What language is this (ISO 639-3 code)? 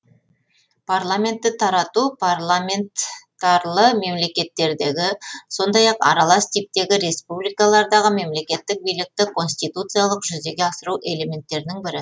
kaz